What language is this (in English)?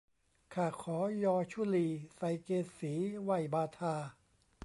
Thai